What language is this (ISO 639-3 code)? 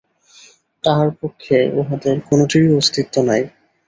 ben